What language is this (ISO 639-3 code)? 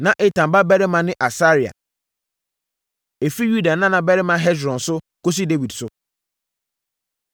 aka